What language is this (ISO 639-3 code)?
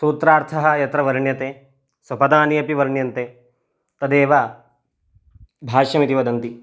san